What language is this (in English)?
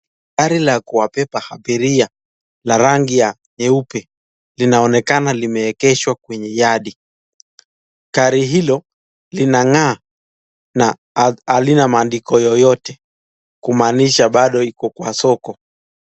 Swahili